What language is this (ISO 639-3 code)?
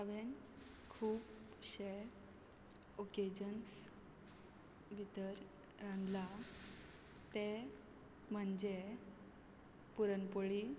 kok